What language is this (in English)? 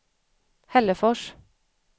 Swedish